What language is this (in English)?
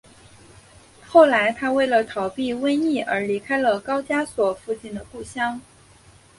Chinese